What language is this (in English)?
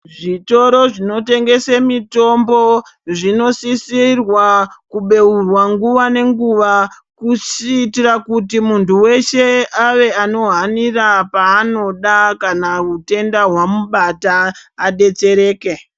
Ndau